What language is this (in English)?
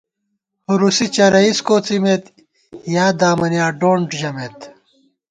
Gawar-Bati